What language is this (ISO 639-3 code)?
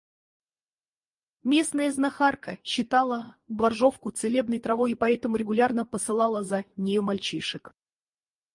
rus